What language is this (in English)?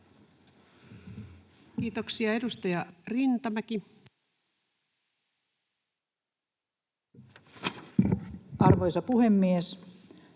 Finnish